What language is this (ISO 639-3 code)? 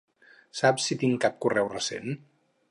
cat